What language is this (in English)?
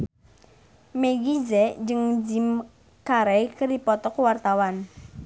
Sundanese